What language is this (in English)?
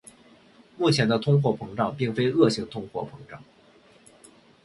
Chinese